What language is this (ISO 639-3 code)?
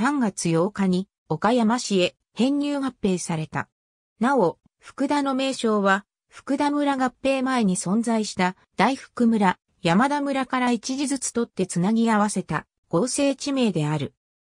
jpn